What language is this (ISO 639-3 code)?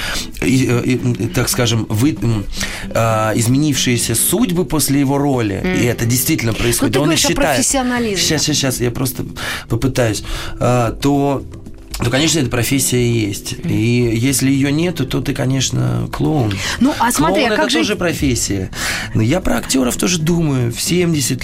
rus